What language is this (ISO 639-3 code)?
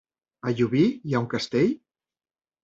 cat